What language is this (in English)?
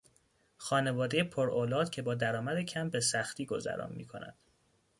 Persian